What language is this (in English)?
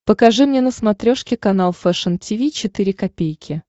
Russian